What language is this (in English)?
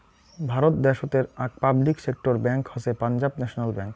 Bangla